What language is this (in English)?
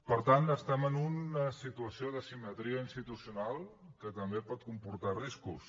Catalan